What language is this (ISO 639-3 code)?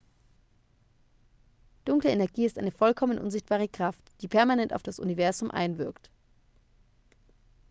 deu